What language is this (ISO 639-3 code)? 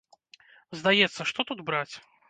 bel